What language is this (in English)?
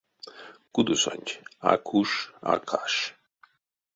Erzya